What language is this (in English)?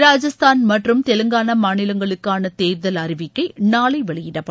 Tamil